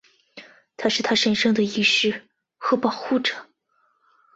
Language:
Chinese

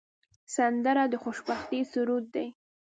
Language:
Pashto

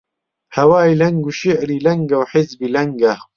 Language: Central Kurdish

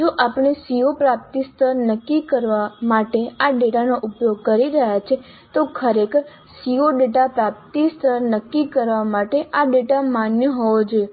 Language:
Gujarati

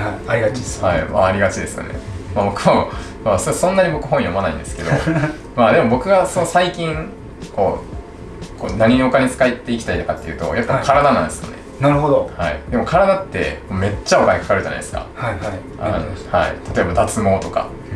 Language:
Japanese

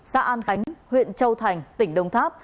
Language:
Vietnamese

